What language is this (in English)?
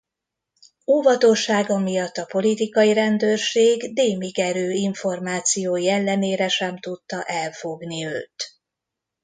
Hungarian